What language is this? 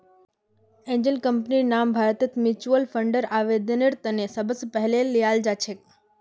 Magahi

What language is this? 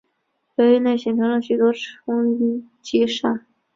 Chinese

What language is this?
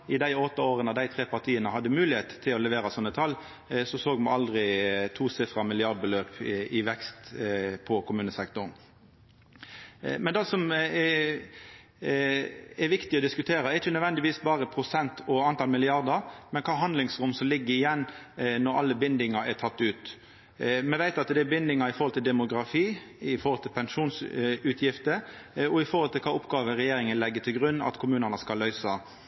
Norwegian Nynorsk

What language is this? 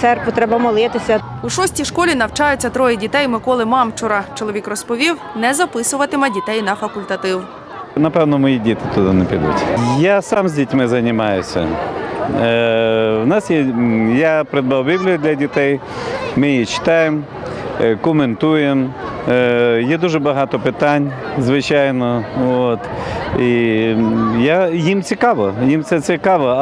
Ukrainian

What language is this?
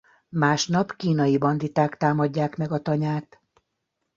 Hungarian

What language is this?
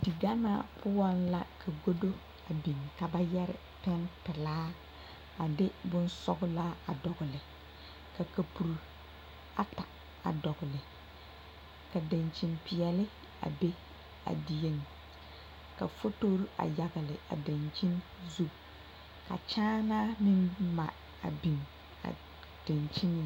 Southern Dagaare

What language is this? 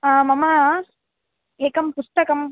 Sanskrit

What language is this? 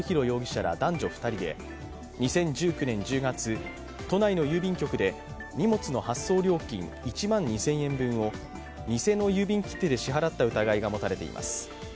Japanese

